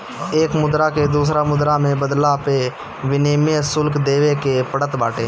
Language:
Bhojpuri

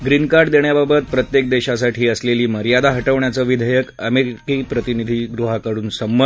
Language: Marathi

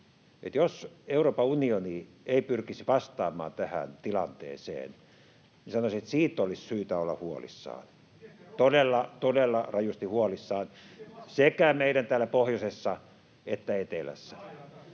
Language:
Finnish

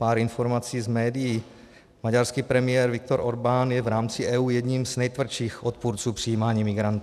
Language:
Czech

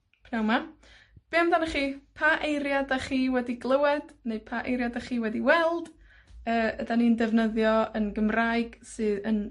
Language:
Welsh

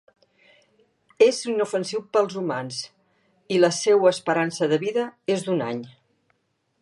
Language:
Catalan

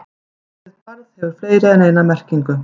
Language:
Icelandic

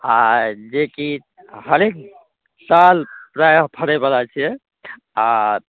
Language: Maithili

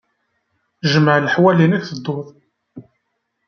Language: Kabyle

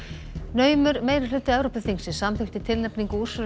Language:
Icelandic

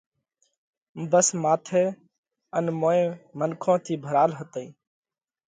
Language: Parkari Koli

